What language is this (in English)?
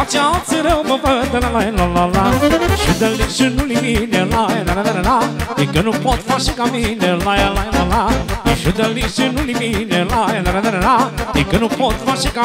Romanian